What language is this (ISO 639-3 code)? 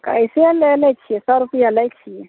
mai